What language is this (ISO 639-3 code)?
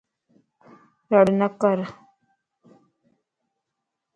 lss